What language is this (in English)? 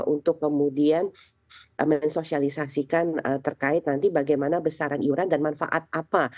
Indonesian